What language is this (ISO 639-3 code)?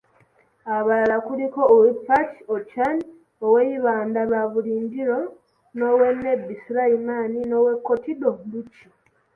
lug